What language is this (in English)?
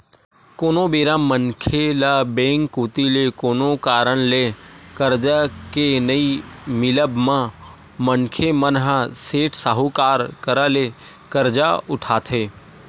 Chhattisgarhi